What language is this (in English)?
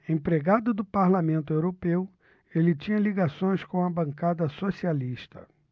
Portuguese